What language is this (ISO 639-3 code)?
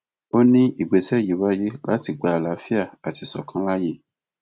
yor